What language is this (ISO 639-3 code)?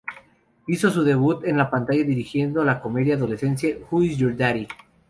spa